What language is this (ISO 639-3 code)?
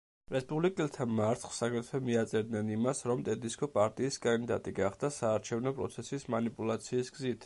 kat